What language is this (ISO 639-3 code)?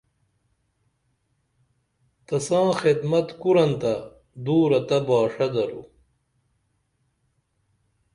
dml